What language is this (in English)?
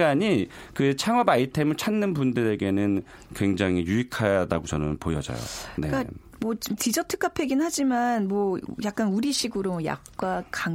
Korean